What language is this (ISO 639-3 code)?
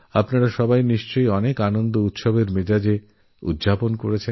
ben